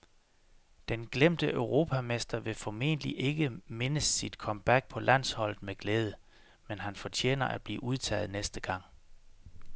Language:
Danish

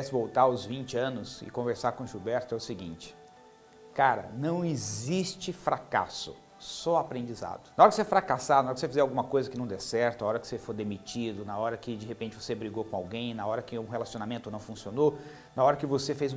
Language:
Portuguese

